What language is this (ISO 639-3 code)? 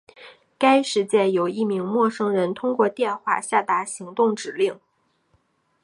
zho